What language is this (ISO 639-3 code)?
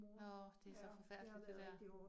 dan